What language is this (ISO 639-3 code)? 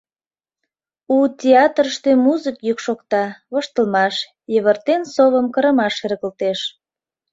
chm